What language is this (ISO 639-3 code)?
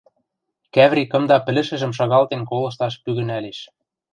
mrj